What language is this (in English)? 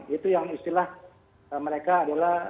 Indonesian